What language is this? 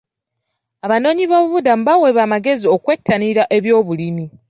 Ganda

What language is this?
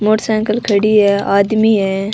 Rajasthani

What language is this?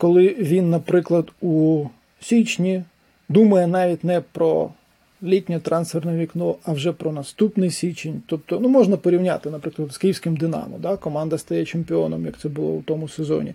Ukrainian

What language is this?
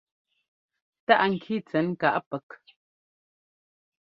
Ngomba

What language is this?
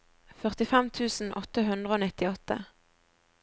Norwegian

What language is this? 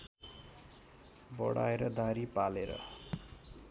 Nepali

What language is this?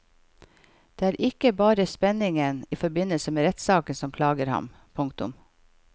Norwegian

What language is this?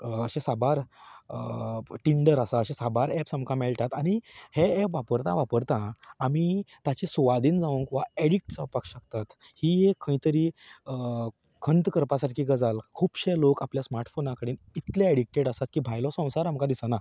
Konkani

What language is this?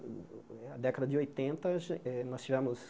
Portuguese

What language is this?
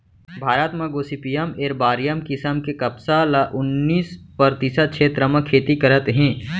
Chhattisgarhi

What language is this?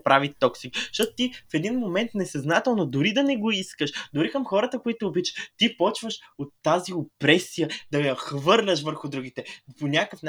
Bulgarian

